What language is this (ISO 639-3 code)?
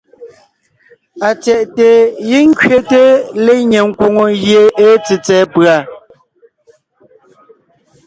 nnh